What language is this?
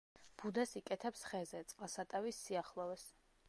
Georgian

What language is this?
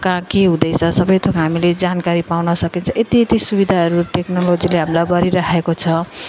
Nepali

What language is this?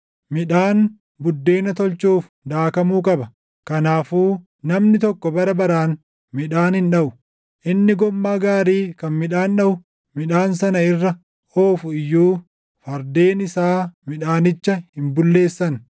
Oromo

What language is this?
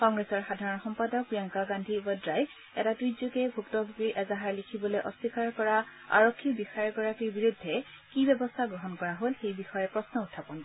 Assamese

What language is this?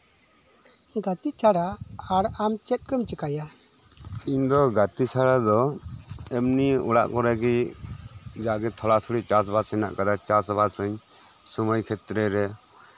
Santali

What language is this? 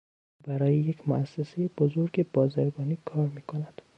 Persian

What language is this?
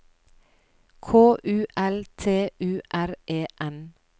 Norwegian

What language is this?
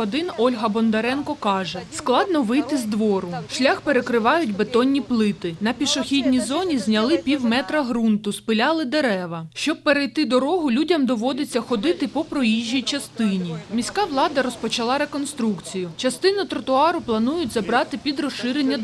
Ukrainian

